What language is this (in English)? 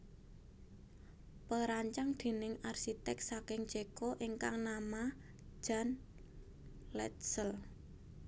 Javanese